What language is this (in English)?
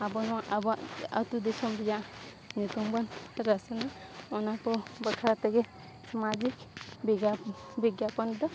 Santali